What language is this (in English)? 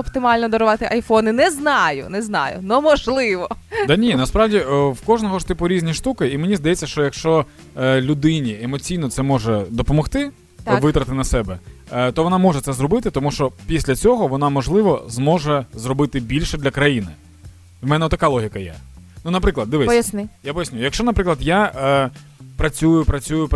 Ukrainian